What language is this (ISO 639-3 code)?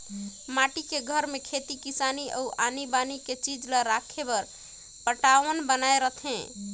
hne